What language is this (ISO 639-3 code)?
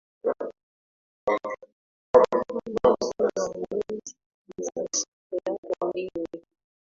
swa